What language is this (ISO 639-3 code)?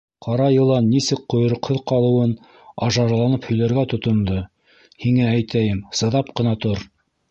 bak